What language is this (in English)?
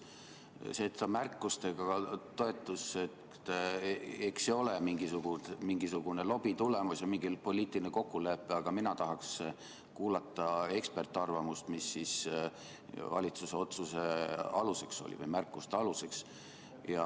Estonian